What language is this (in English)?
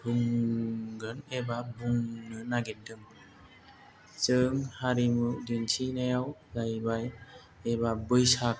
Bodo